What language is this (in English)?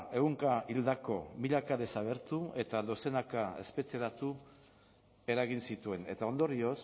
Basque